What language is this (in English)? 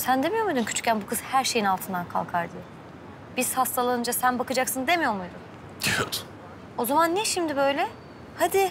Turkish